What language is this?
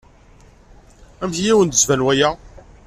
Kabyle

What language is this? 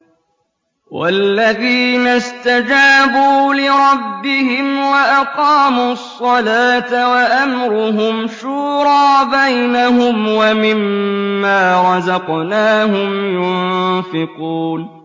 Arabic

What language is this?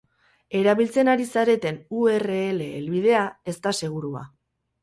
Basque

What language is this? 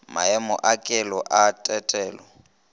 Northern Sotho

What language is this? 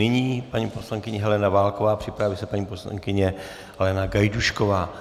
Czech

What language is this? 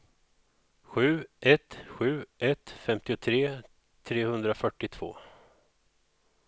Swedish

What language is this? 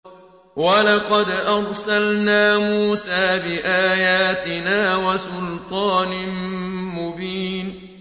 Arabic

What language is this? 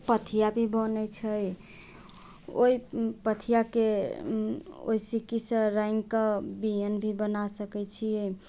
Maithili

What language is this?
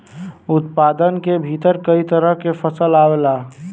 Bhojpuri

